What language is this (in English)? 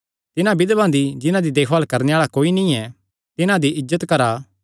Kangri